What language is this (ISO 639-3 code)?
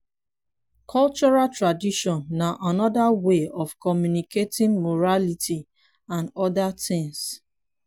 pcm